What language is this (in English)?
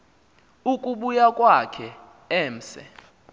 Xhosa